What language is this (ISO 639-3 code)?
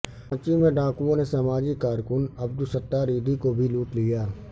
urd